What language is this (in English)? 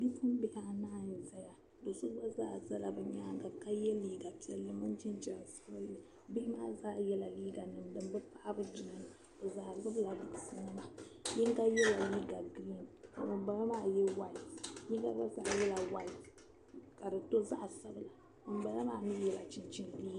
Dagbani